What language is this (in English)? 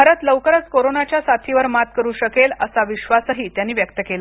Marathi